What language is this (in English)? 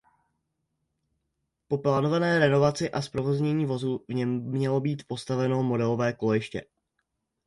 Czech